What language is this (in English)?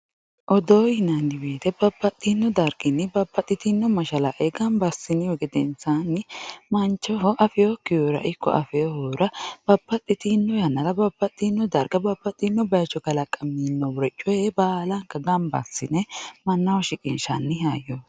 Sidamo